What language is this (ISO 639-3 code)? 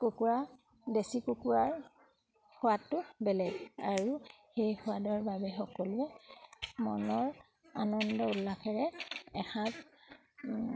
asm